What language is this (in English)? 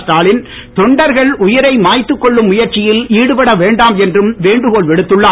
Tamil